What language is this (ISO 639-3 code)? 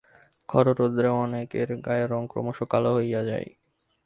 ben